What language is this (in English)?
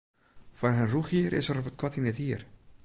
Western Frisian